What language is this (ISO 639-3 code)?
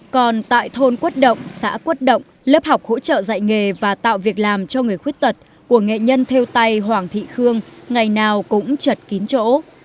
vie